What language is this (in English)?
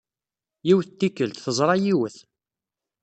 Kabyle